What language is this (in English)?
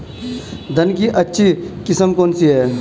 Hindi